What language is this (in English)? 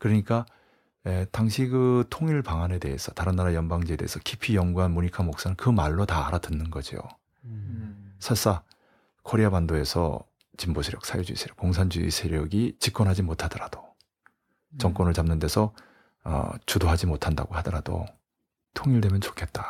Korean